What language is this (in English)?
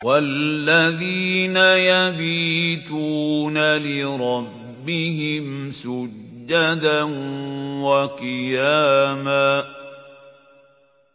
Arabic